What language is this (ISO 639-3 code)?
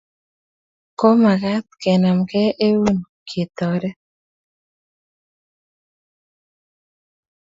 kln